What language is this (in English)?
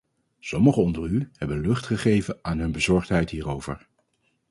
Dutch